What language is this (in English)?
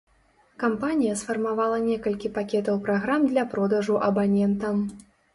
Belarusian